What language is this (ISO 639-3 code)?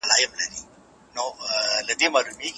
pus